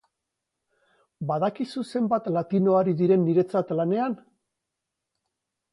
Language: Basque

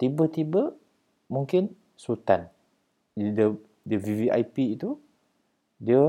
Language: Malay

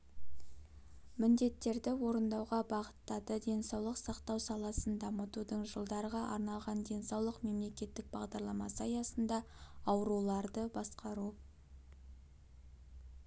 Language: Kazakh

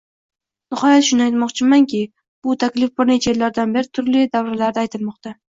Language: Uzbek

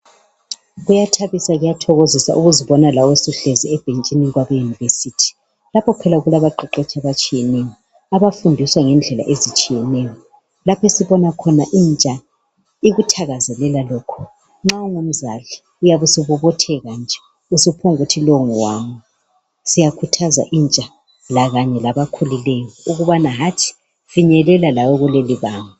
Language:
North Ndebele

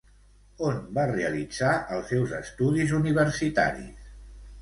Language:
Catalan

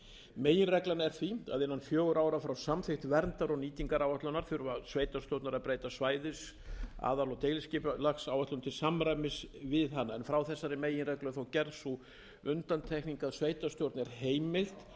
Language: Icelandic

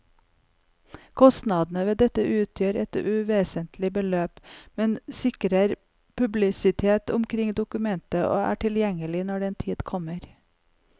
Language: Norwegian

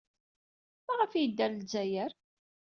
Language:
Kabyle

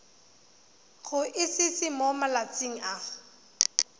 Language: Tswana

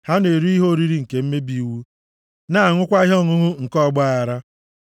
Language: Igbo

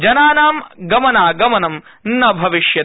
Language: Sanskrit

